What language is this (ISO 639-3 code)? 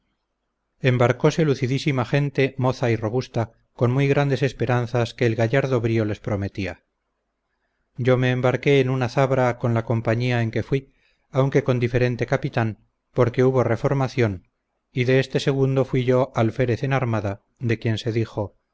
spa